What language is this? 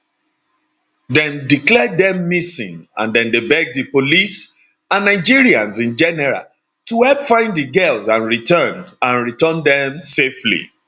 Nigerian Pidgin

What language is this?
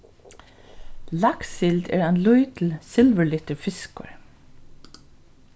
Faroese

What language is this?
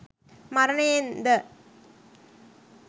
Sinhala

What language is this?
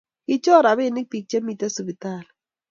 Kalenjin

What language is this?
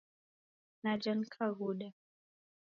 Taita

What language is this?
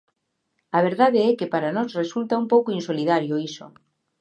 Galician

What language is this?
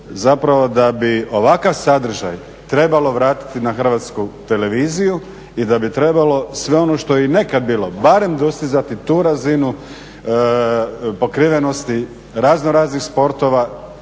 Croatian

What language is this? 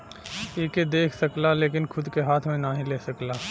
Bhojpuri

